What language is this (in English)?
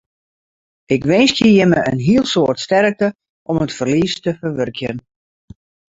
Western Frisian